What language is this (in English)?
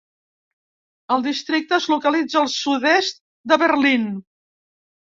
Catalan